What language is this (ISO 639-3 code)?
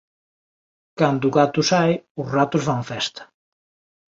glg